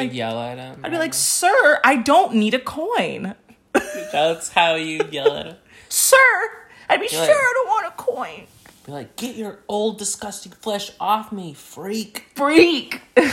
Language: English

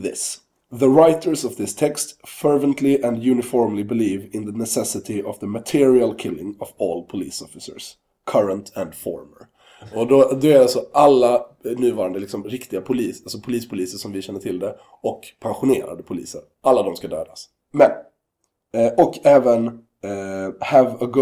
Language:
Swedish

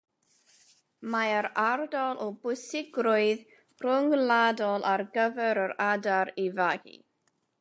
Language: Welsh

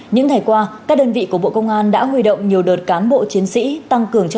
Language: Vietnamese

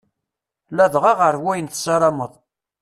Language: Kabyle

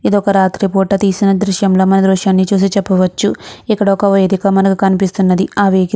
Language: Telugu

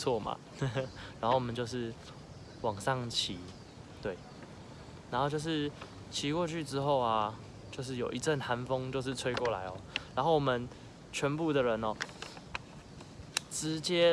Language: Chinese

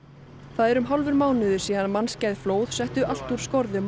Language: Icelandic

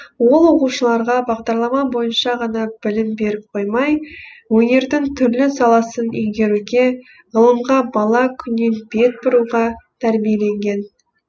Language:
Kazakh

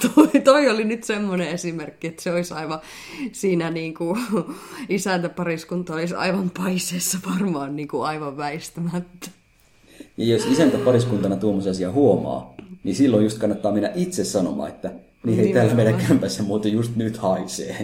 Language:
Finnish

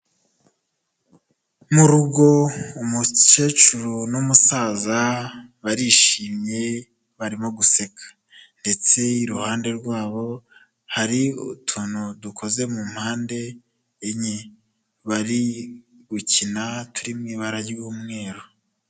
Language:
Kinyarwanda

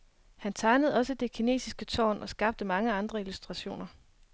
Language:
Danish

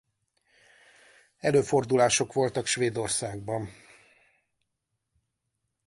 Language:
Hungarian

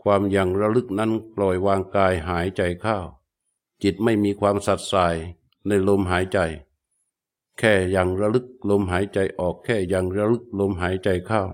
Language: Thai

